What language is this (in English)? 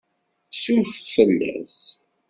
Kabyle